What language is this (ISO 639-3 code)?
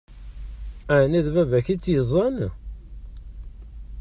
kab